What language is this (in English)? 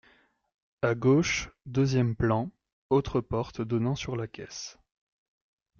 French